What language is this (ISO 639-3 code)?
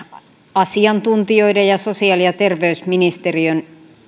fin